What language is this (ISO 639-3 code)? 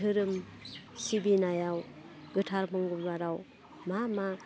brx